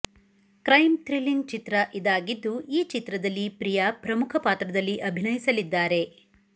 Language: Kannada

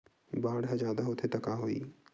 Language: Chhattisgarhi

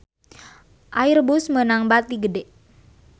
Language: Sundanese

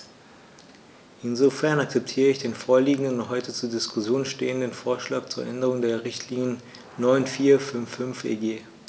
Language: German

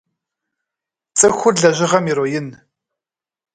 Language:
Kabardian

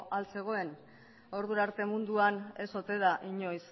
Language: Basque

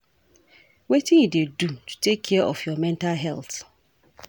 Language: Nigerian Pidgin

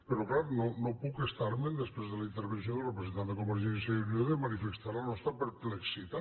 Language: Catalan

